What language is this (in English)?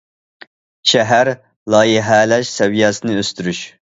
Uyghur